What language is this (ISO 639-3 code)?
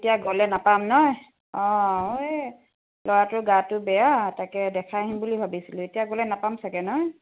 asm